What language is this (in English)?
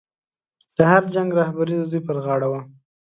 Pashto